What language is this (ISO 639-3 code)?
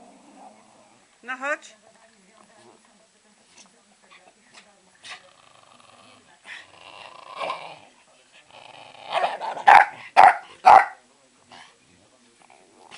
pol